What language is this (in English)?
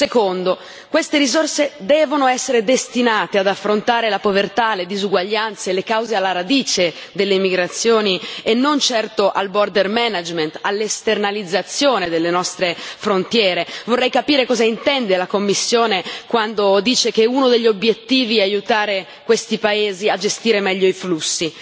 Italian